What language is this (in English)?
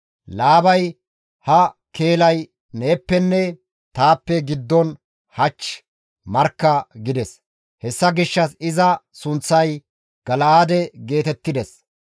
Gamo